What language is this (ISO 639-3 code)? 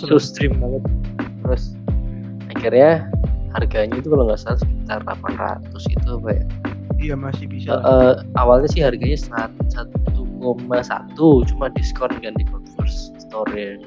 ind